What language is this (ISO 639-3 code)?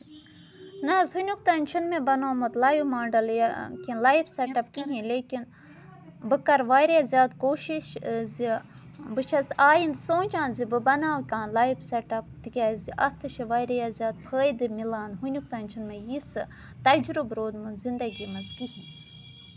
kas